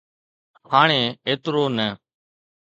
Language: Sindhi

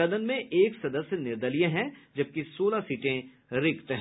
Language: Hindi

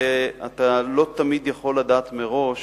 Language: Hebrew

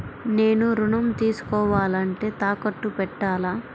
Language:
Telugu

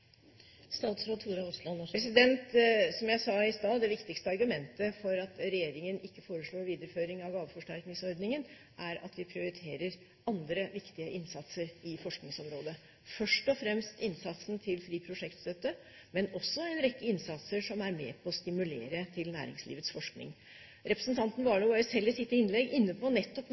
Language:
Norwegian Bokmål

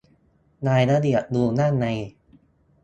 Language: Thai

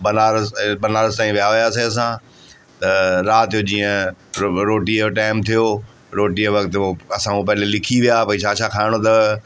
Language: Sindhi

